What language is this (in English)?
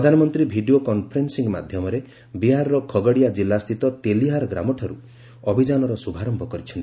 Odia